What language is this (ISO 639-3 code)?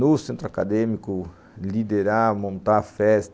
por